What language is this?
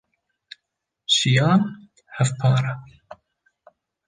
Kurdish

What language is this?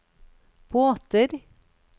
Norwegian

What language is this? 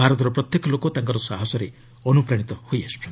Odia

